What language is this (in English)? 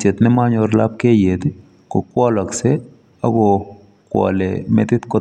Kalenjin